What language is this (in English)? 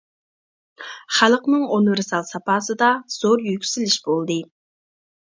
Uyghur